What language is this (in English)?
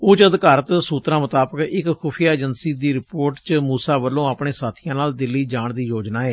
Punjabi